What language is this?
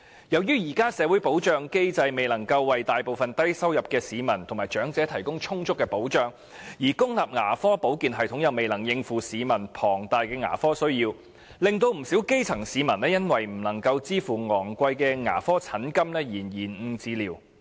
Cantonese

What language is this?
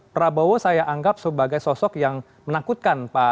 Indonesian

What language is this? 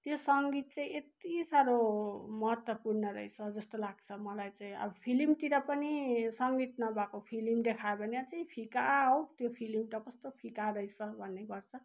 Nepali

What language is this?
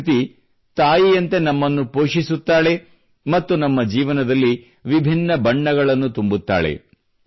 Kannada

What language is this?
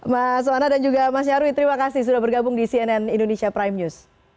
Indonesian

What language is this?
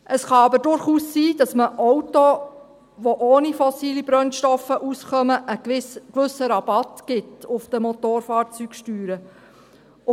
Swiss German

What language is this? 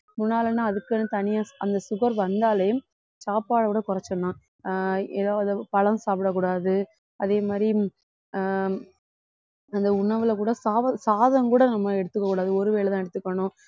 Tamil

